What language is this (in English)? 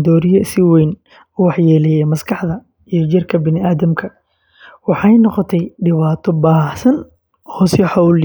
Somali